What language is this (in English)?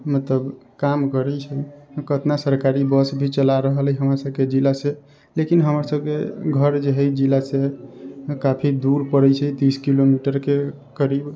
Maithili